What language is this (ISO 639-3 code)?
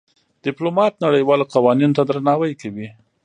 pus